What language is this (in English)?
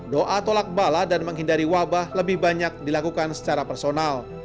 Indonesian